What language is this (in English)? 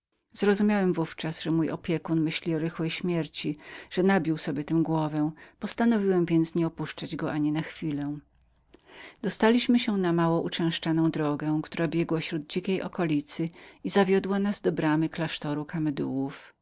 Polish